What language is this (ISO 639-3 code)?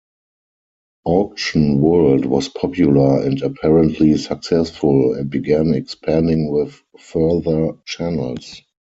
eng